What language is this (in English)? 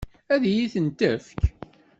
Kabyle